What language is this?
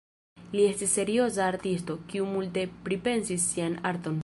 Esperanto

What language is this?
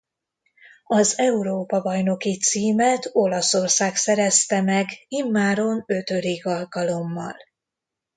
Hungarian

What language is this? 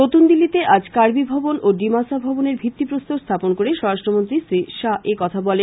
Bangla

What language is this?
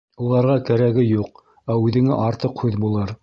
Bashkir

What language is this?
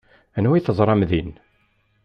Kabyle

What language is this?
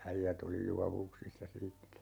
Finnish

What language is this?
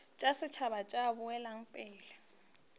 Northern Sotho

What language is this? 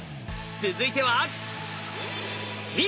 Japanese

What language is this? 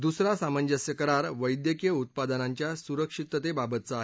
Marathi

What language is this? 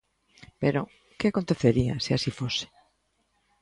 Galician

